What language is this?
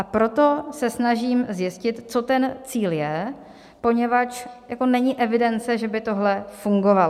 Czech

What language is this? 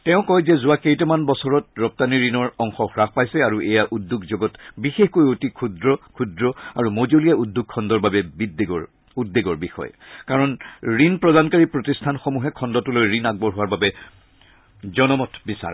Assamese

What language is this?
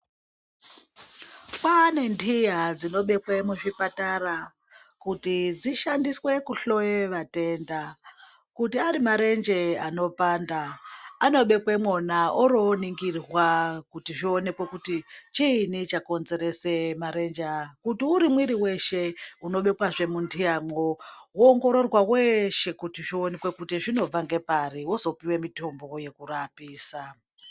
Ndau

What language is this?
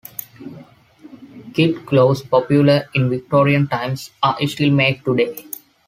English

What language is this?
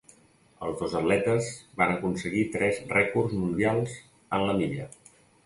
Catalan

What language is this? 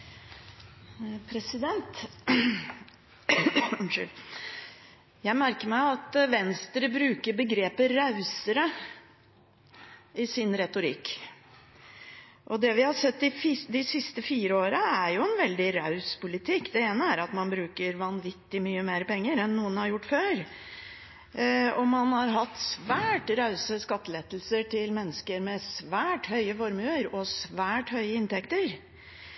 Norwegian Bokmål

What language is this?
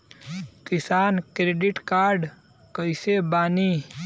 Bhojpuri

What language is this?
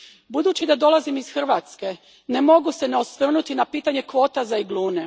Croatian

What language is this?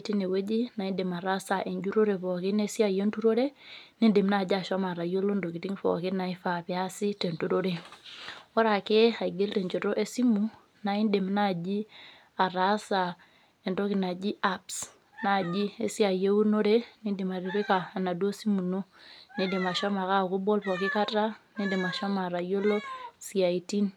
Masai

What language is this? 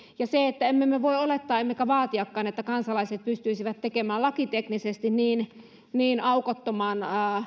Finnish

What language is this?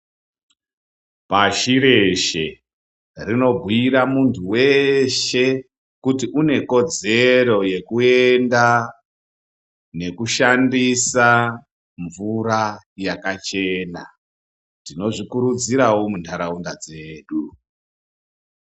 Ndau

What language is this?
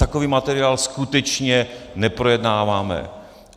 Czech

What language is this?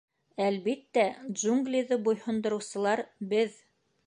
Bashkir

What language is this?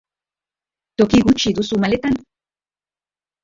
Basque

